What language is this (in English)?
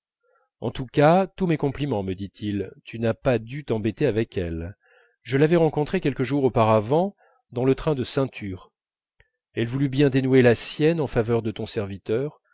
French